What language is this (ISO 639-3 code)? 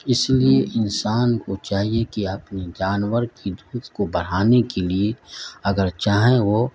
urd